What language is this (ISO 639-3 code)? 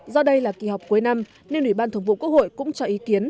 vie